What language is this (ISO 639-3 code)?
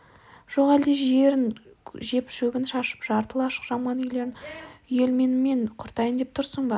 kaz